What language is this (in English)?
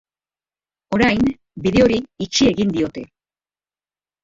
Basque